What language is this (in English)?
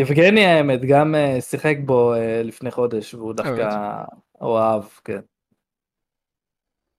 Hebrew